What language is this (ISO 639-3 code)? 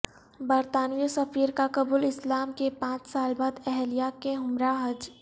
urd